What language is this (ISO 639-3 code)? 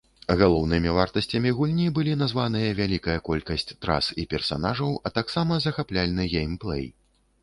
bel